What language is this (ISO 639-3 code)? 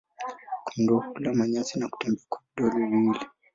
swa